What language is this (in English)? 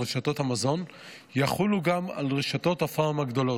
Hebrew